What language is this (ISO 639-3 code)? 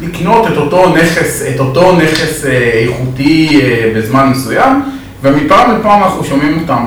heb